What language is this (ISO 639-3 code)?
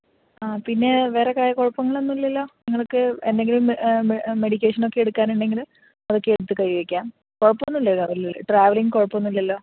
mal